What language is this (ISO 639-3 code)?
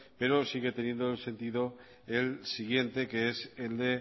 spa